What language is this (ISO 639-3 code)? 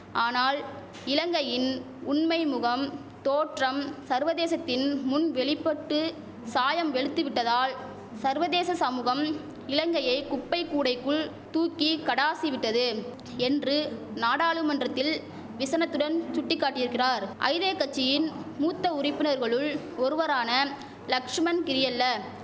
tam